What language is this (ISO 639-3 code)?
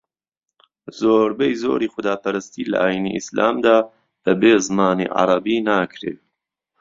ckb